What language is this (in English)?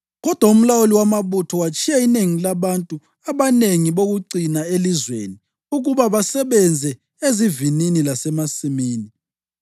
North Ndebele